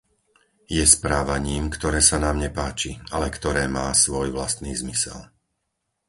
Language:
Slovak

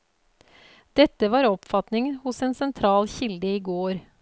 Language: Norwegian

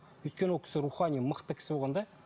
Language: Kazakh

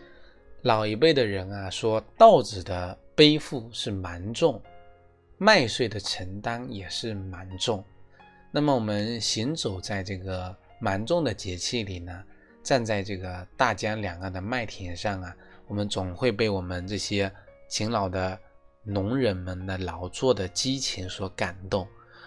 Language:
Chinese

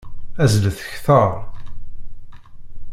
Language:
Kabyle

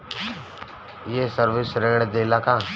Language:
Bhojpuri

